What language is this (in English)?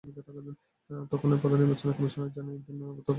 Bangla